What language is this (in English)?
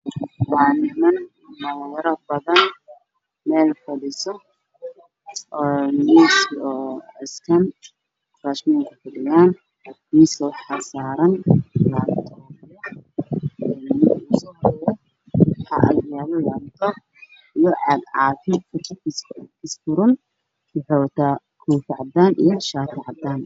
Somali